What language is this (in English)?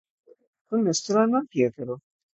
Urdu